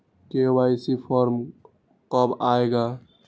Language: Magahi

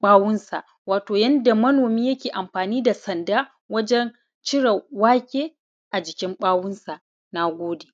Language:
Hausa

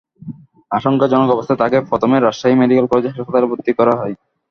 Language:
Bangla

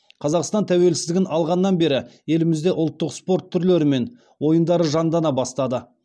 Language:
Kazakh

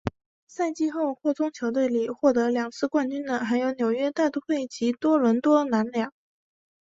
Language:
Chinese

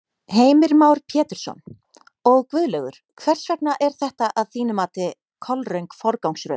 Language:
Icelandic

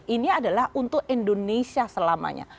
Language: Indonesian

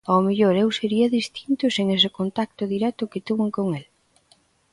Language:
Galician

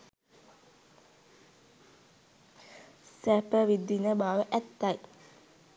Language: Sinhala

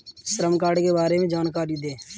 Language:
Hindi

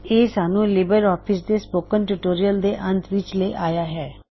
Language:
Punjabi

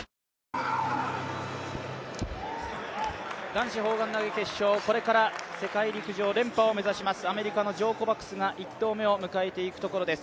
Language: Japanese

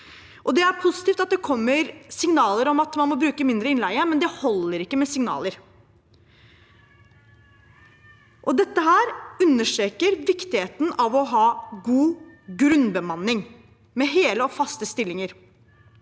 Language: Norwegian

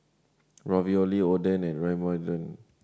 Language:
English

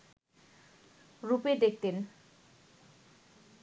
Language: Bangla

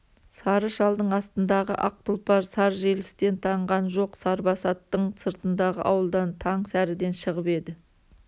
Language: Kazakh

